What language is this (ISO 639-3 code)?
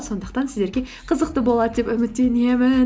kaz